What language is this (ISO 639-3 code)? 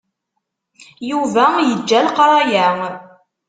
kab